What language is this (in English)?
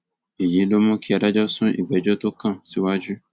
Yoruba